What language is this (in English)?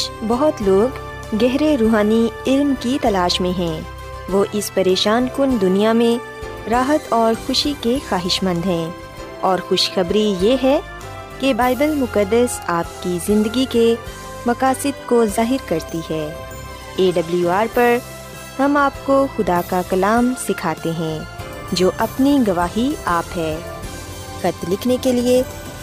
Urdu